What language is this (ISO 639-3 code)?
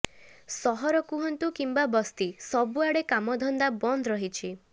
ori